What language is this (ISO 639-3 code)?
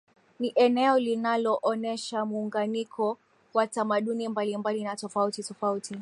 swa